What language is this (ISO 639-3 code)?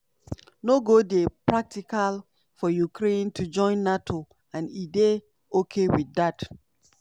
pcm